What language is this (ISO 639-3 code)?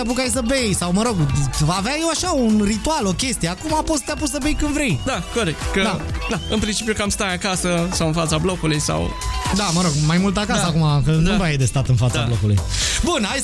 ron